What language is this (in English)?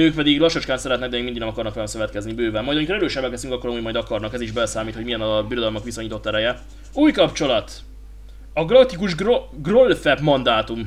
Hungarian